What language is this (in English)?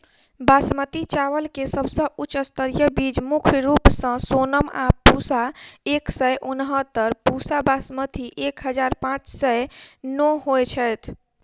Maithili